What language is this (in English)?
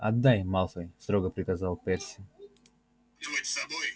Russian